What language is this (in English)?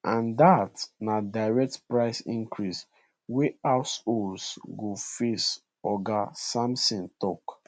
Nigerian Pidgin